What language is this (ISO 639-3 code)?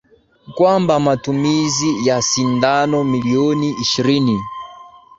swa